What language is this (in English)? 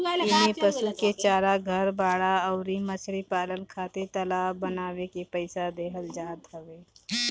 Bhojpuri